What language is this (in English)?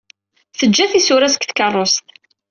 Kabyle